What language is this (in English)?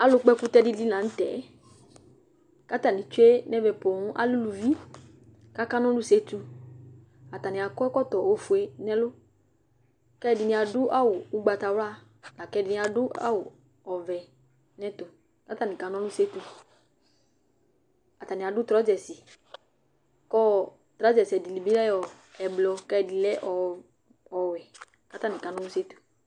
Ikposo